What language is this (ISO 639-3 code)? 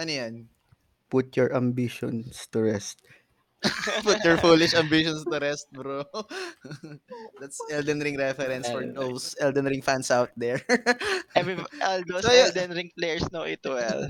fil